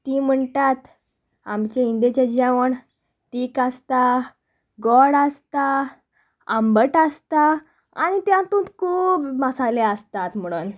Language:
Konkani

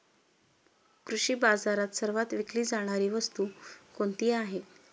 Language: Marathi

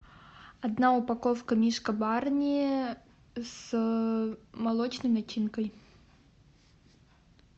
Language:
Russian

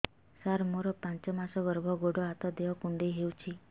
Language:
Odia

